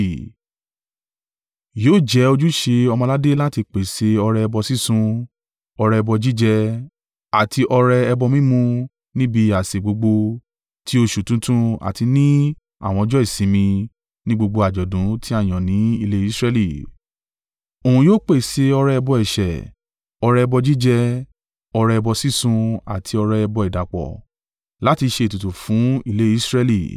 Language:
Yoruba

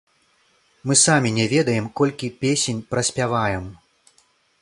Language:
Belarusian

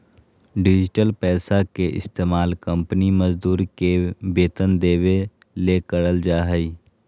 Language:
Magahi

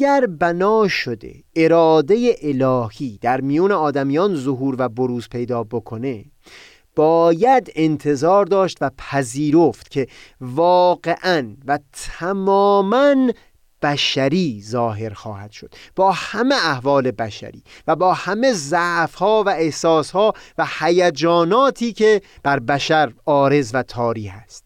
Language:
Persian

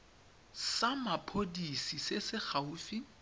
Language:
Tswana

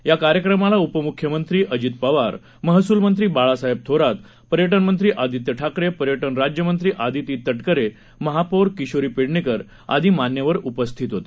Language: Marathi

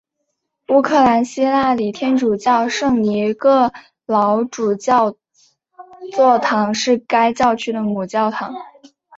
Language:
Chinese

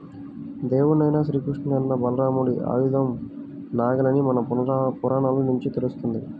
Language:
Telugu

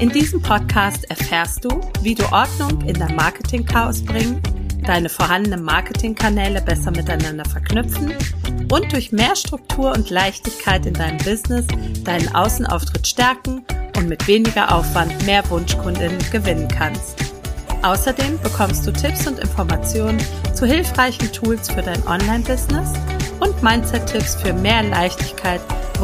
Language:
German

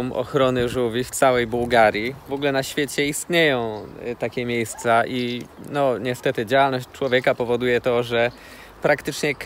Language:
Polish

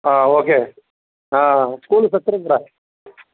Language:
Telugu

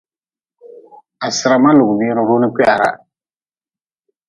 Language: Nawdm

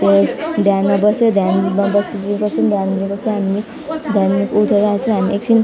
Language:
Nepali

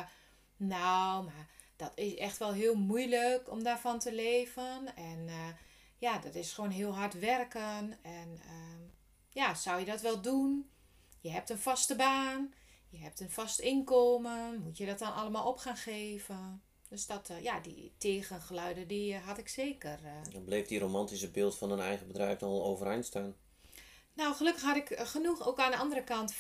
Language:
Dutch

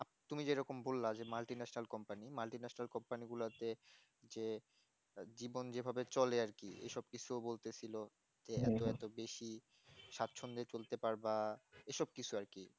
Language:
Bangla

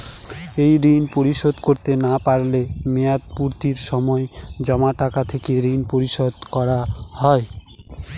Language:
Bangla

